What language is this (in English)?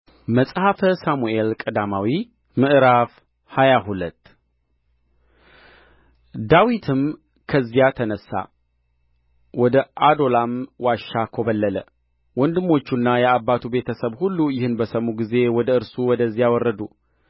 Amharic